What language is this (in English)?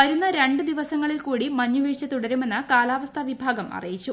Malayalam